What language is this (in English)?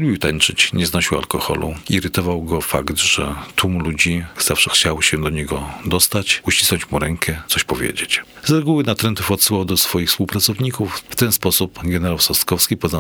Polish